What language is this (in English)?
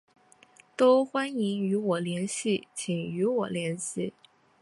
Chinese